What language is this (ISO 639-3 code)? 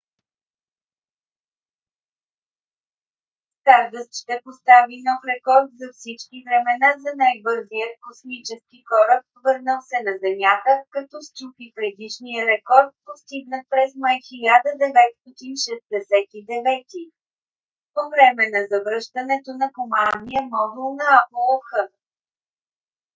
bul